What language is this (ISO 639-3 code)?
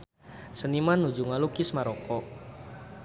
sun